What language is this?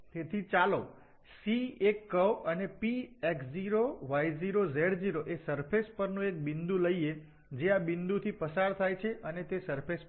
Gujarati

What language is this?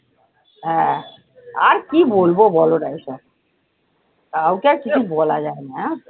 Bangla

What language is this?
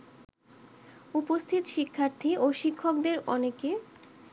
Bangla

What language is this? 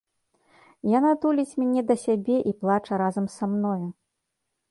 Belarusian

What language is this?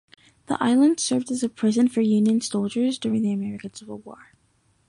English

